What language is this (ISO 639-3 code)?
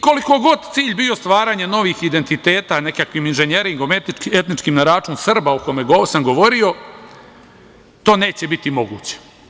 srp